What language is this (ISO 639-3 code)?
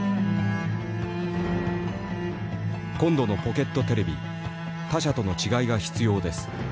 jpn